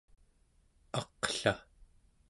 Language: Central Yupik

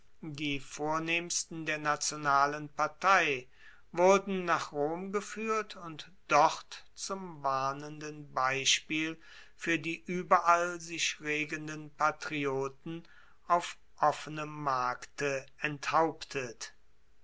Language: German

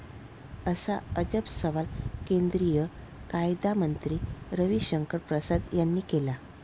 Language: Marathi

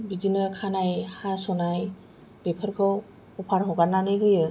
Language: Bodo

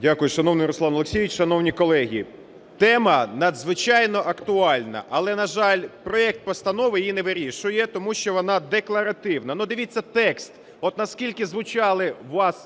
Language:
Ukrainian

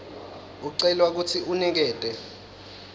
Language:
Swati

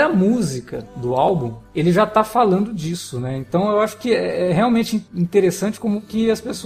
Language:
Portuguese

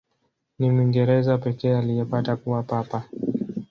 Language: Swahili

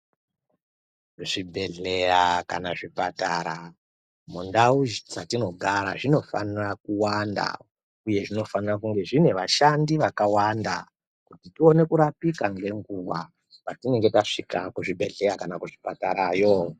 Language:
Ndau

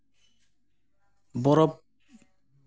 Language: Santali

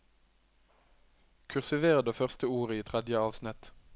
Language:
Norwegian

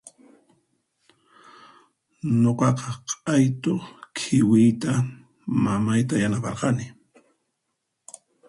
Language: Puno Quechua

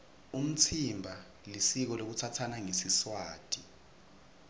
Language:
Swati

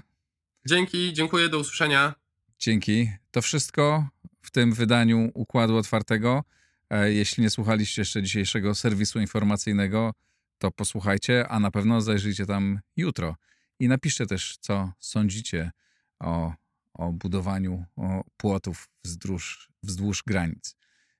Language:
Polish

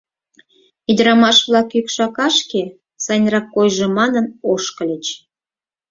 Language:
Mari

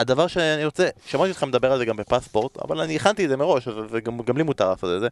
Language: Hebrew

